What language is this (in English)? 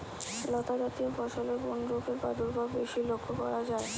Bangla